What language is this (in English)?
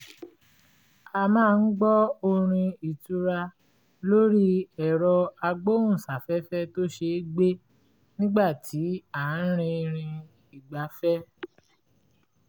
Yoruba